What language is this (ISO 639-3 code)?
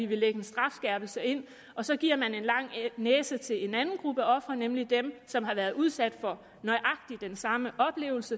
dan